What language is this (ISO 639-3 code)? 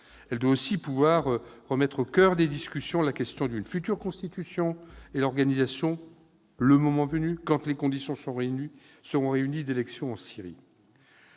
fra